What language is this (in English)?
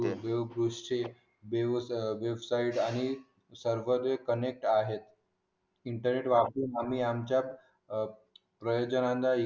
Marathi